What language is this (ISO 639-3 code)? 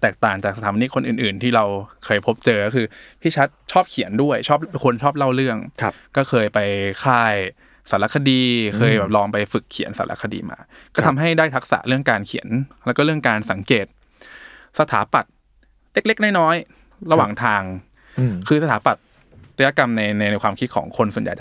tha